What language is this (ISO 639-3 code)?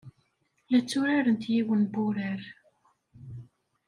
kab